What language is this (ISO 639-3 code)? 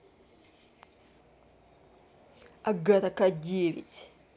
rus